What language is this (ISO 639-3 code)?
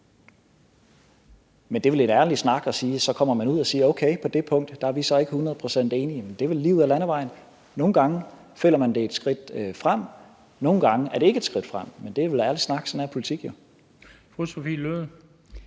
dan